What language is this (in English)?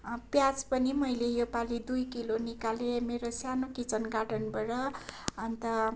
Nepali